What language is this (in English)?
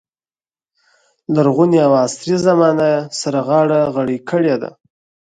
Pashto